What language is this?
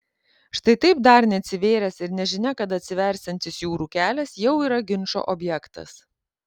Lithuanian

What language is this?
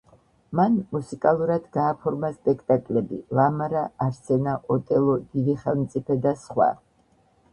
Georgian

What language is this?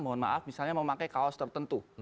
Indonesian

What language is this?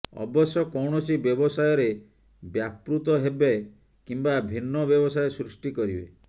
Odia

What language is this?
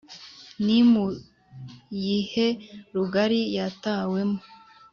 Kinyarwanda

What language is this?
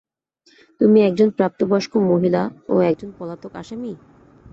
Bangla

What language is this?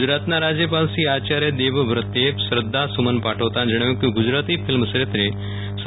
Gujarati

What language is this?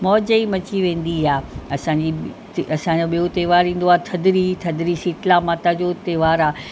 Sindhi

